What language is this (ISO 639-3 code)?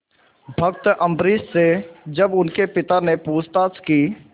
hin